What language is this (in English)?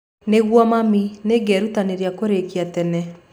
Kikuyu